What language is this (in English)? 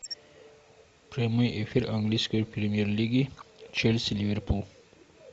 Russian